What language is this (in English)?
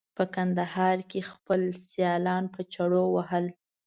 Pashto